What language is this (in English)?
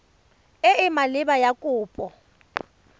Tswana